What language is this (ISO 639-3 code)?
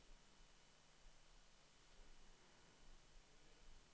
dan